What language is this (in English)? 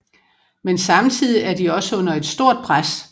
Danish